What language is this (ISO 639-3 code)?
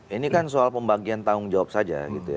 ind